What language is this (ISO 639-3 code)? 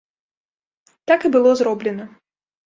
bel